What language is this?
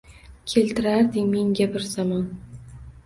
Uzbek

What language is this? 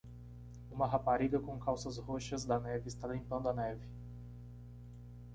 Portuguese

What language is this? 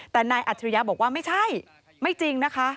Thai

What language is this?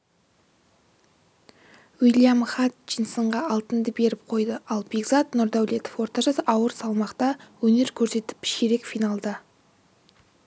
Kazakh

